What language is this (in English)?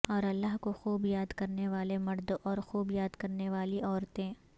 Urdu